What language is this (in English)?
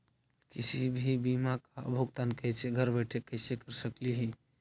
Magahi